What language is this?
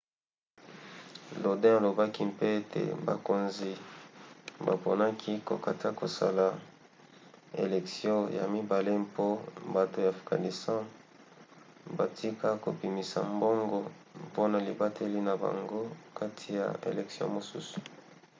Lingala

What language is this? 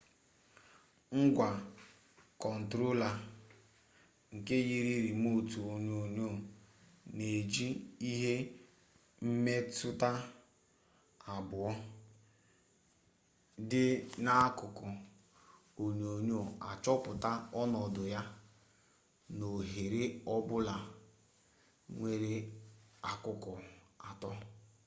Igbo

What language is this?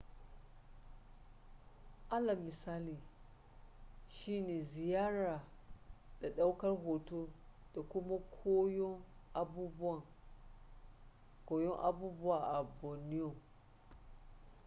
Hausa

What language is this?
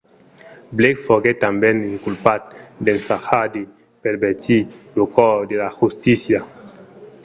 Occitan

